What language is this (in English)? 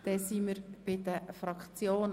Swiss German